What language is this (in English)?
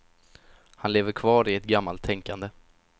Swedish